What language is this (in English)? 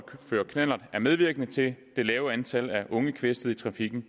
Danish